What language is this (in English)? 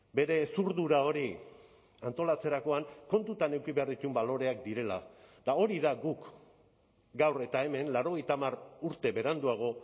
Basque